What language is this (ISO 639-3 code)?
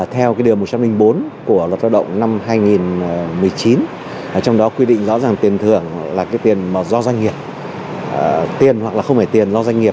vie